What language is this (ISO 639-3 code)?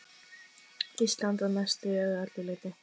isl